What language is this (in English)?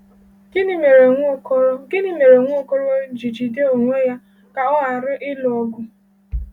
Igbo